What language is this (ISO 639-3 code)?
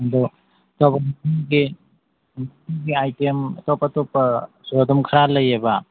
mni